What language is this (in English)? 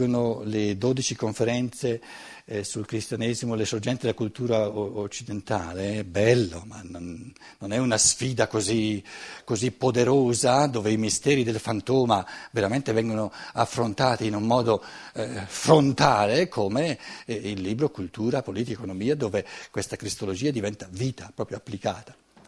Italian